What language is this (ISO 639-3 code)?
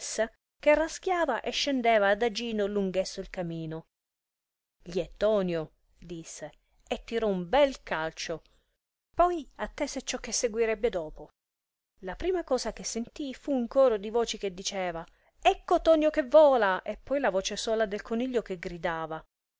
ita